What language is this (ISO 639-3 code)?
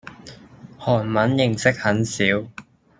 yue